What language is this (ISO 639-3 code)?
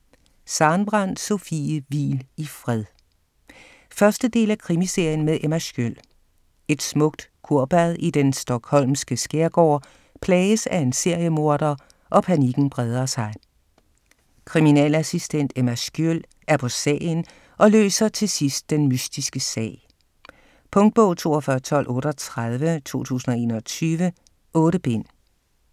dan